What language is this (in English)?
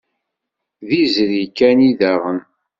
Kabyle